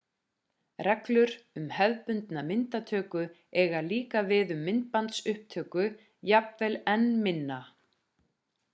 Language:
Icelandic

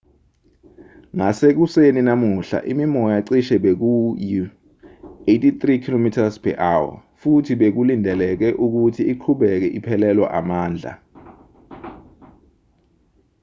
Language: Zulu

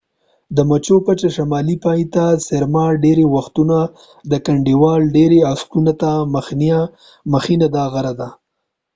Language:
Pashto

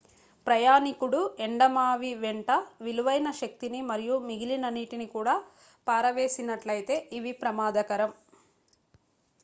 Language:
Telugu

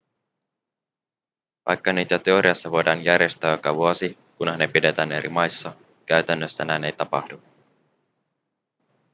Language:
Finnish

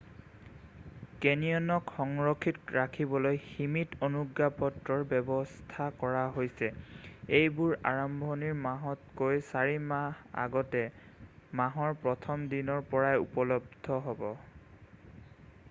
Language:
Assamese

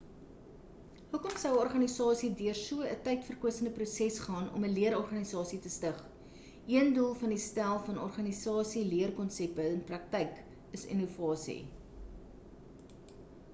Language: Afrikaans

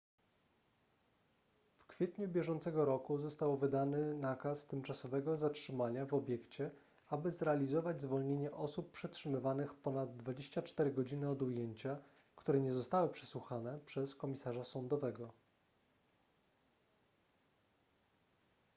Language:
Polish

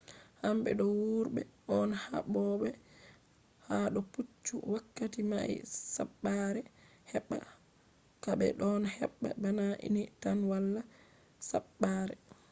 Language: Fula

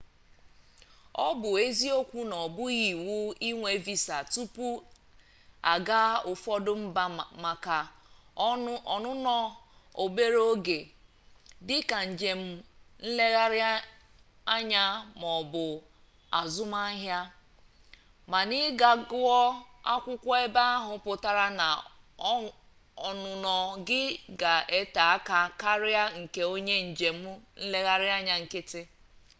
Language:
Igbo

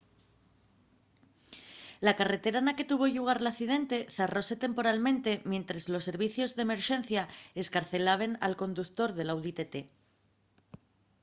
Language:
Asturian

